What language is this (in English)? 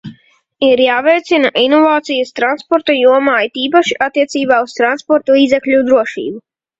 Latvian